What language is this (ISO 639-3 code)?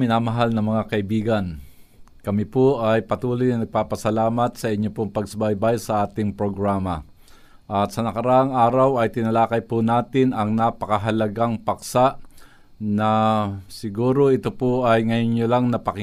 fil